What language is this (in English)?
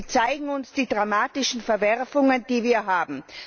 German